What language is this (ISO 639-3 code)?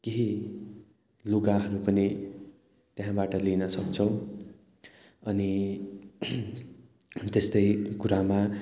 nep